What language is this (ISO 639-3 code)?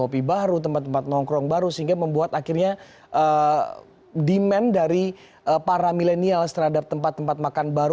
ind